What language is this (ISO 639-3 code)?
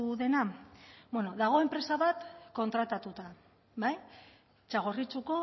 eus